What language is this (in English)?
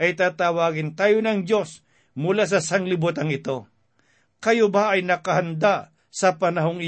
Filipino